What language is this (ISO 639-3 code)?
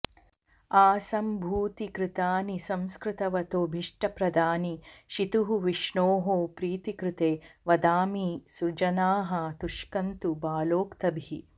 san